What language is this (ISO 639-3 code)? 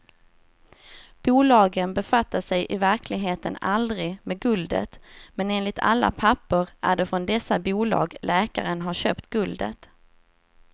swe